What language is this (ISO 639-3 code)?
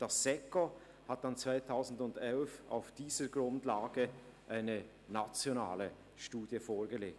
gsw